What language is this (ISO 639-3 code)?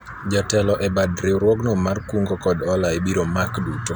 luo